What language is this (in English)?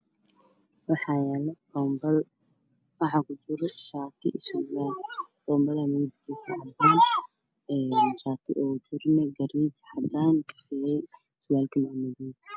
Somali